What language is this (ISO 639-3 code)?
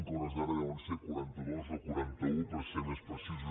cat